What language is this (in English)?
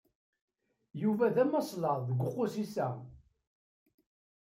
Kabyle